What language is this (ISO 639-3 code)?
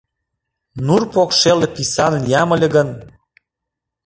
chm